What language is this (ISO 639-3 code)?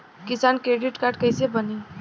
bho